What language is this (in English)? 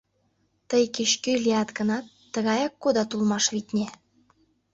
Mari